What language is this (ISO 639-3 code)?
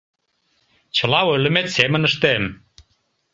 chm